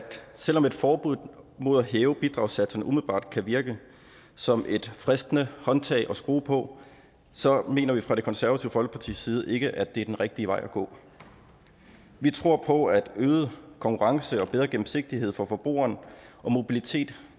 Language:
Danish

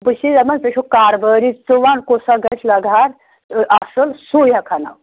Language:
Kashmiri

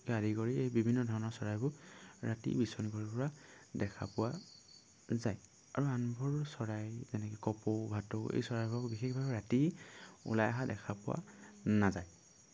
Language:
Assamese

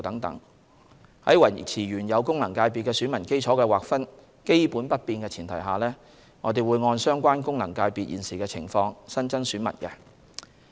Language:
Cantonese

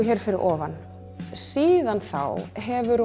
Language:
Icelandic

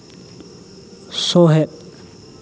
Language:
Santali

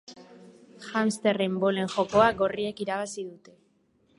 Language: Basque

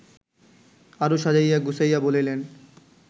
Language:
Bangla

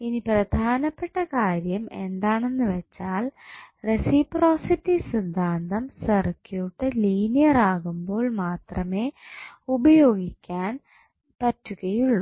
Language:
Malayalam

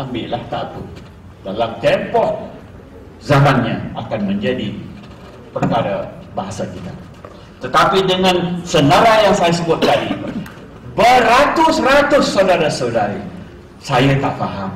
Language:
Malay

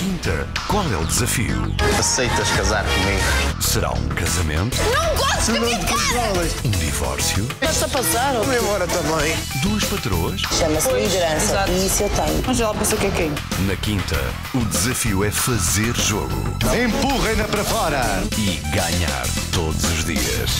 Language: Portuguese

